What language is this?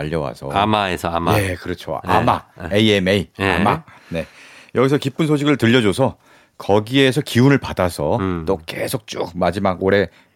Korean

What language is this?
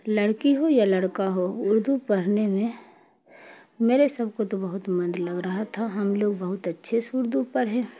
Urdu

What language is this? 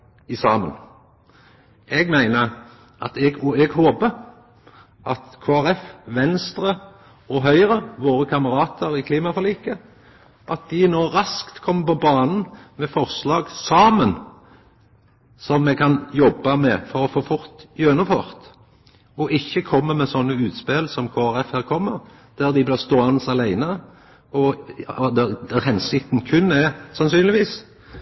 Norwegian Nynorsk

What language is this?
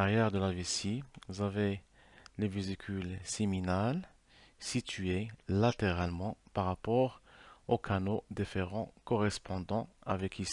French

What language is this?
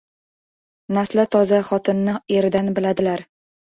Uzbek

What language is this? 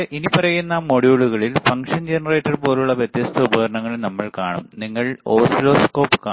Malayalam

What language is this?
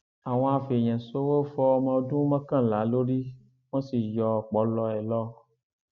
Yoruba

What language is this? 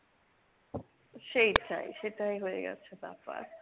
Bangla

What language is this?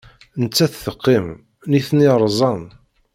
Kabyle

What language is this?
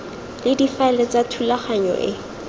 Tswana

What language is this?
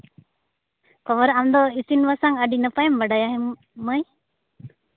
Santali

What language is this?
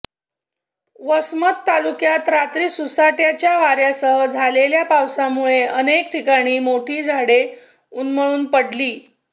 Marathi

